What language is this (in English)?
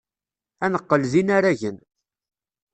Kabyle